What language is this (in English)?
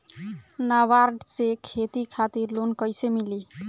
Bhojpuri